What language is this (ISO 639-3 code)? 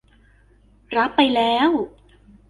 tha